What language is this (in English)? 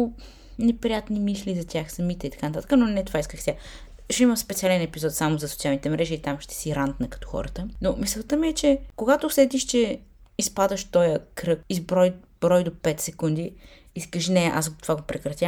Bulgarian